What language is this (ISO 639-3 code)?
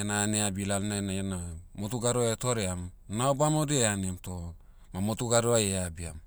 meu